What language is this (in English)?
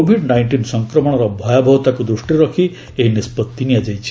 Odia